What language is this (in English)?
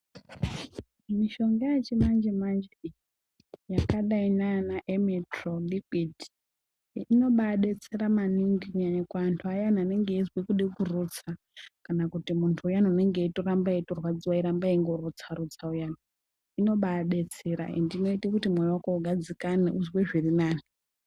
Ndau